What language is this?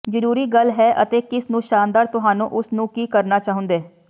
Punjabi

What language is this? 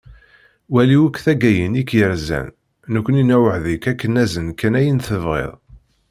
Kabyle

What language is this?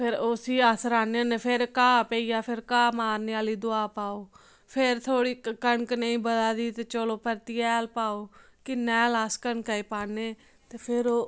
Dogri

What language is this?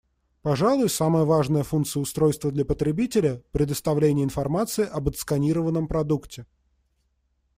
Russian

